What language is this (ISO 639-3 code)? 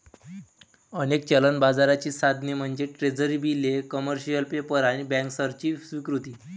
mar